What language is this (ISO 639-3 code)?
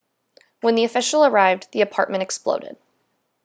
eng